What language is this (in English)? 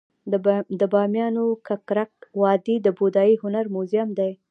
Pashto